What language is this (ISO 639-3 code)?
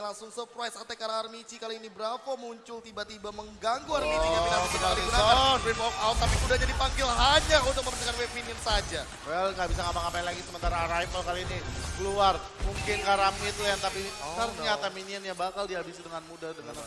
ind